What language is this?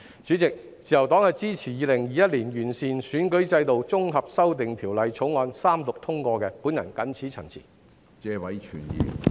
Cantonese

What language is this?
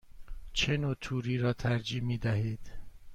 Persian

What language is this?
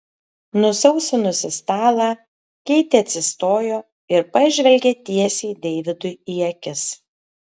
Lithuanian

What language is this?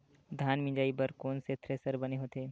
Chhattisgarhi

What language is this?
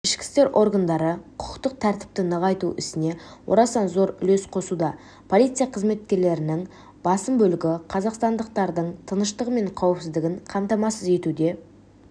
Kazakh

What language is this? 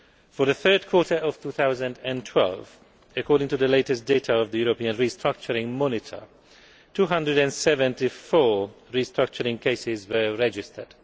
English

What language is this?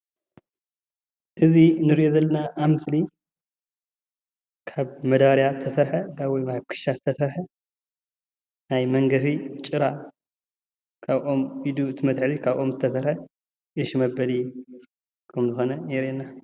Tigrinya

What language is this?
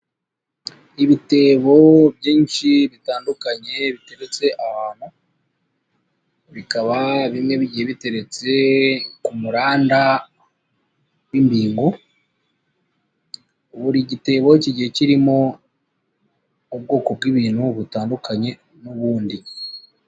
Kinyarwanda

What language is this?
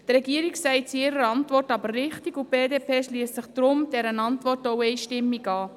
Swiss German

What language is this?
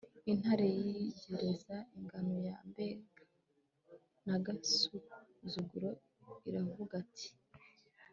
Kinyarwanda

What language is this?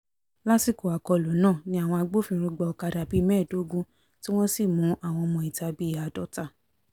Yoruba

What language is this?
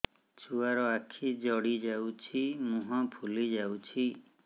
Odia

